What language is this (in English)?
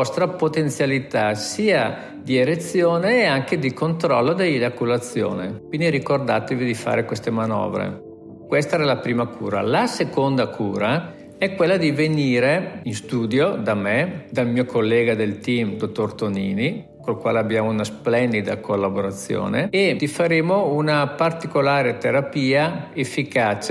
Italian